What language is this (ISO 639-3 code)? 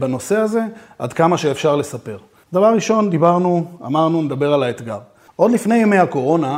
heb